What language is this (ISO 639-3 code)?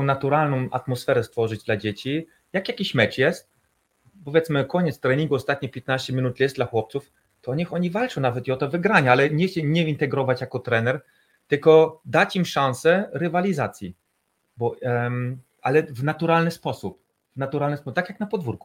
pol